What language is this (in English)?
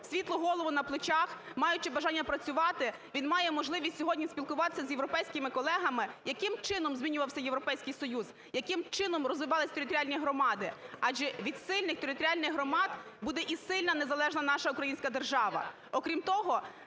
Ukrainian